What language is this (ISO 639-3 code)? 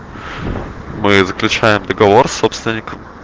rus